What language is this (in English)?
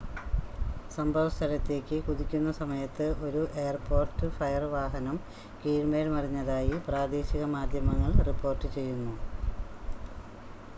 Malayalam